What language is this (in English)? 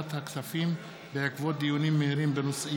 Hebrew